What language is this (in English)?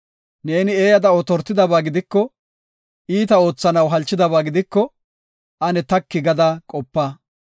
Gofa